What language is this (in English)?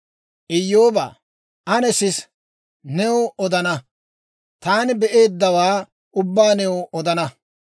Dawro